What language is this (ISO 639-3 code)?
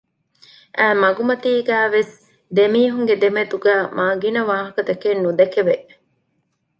div